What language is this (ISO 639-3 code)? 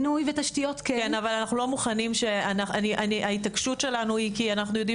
heb